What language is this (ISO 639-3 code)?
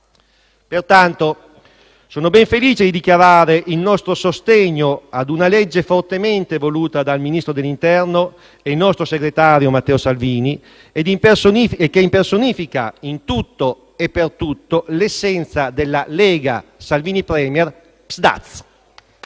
ita